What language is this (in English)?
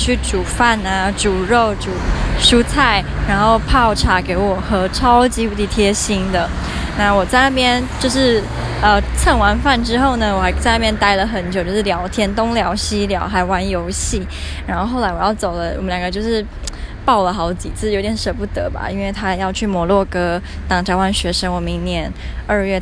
Chinese